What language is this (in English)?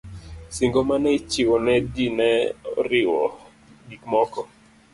Luo (Kenya and Tanzania)